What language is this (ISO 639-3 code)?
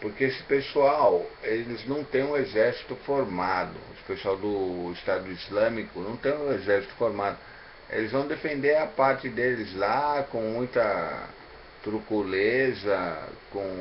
por